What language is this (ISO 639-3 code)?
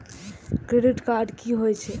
mai